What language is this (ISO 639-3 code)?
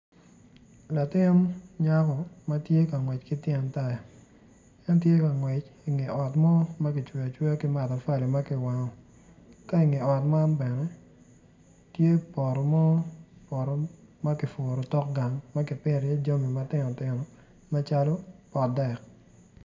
ach